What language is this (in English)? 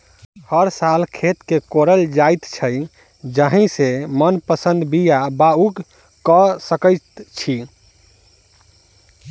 Maithili